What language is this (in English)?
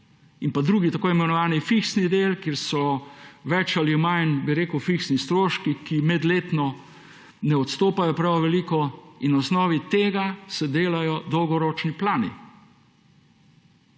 Slovenian